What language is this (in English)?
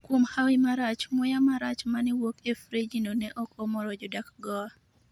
Luo (Kenya and Tanzania)